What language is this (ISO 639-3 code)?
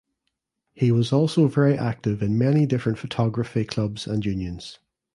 eng